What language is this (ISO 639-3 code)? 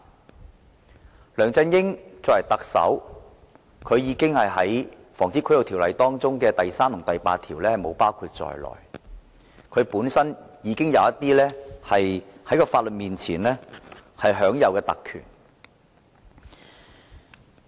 yue